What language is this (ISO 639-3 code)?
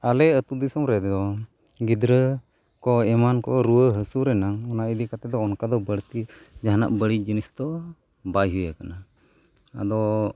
sat